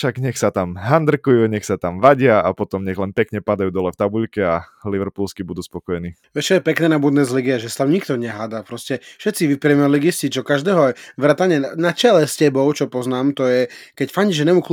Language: Slovak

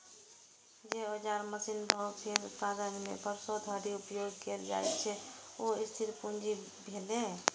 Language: Maithili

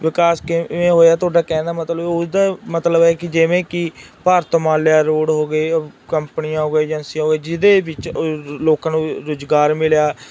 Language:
Punjabi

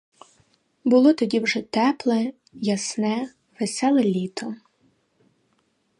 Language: Ukrainian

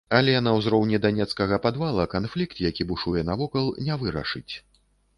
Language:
Belarusian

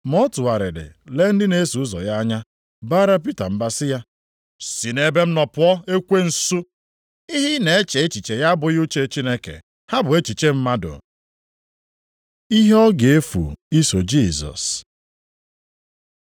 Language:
Igbo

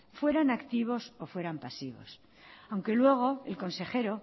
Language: Spanish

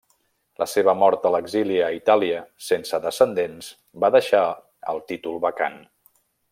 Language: Catalan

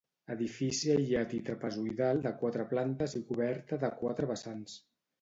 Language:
Catalan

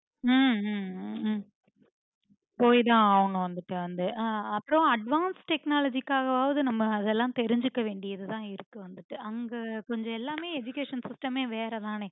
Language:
Tamil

